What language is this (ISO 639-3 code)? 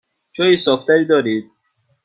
fas